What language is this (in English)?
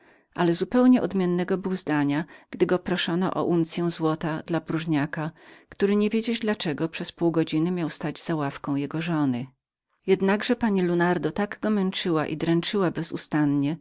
Polish